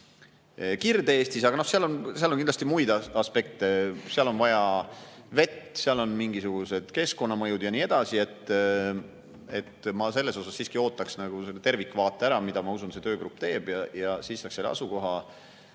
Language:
Estonian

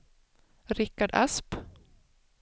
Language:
Swedish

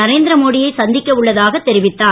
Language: Tamil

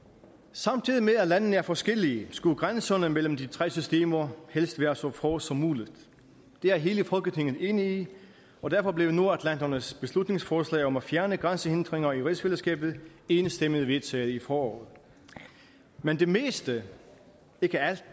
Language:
Danish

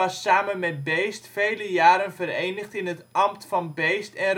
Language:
Dutch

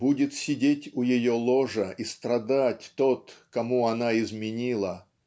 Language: Russian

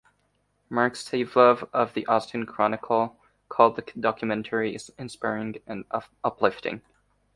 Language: English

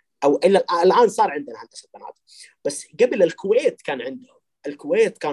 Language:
Arabic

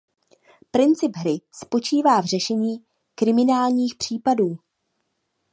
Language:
Czech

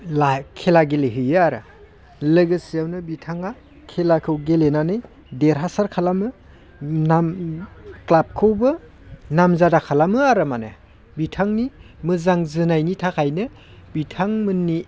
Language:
Bodo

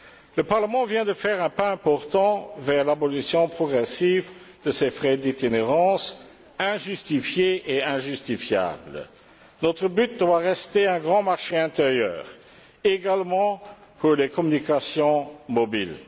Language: French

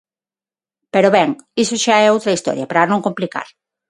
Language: Galician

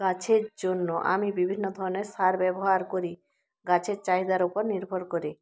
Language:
Bangla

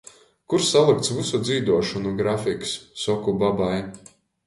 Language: Latgalian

